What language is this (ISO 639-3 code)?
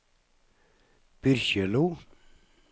nor